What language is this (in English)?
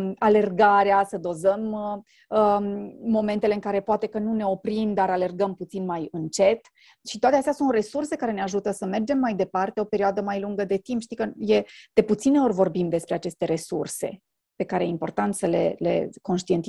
Romanian